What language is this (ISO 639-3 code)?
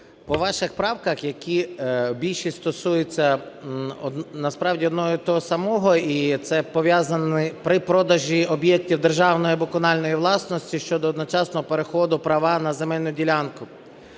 ukr